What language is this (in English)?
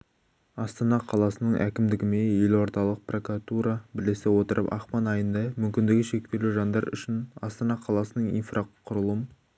Kazakh